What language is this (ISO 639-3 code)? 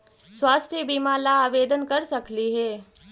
mag